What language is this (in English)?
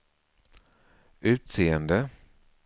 Swedish